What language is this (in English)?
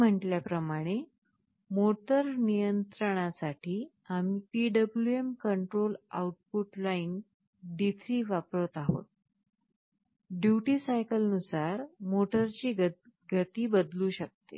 Marathi